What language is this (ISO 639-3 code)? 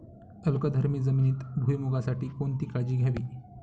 mar